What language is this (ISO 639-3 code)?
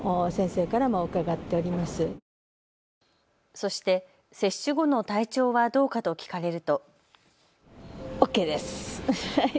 jpn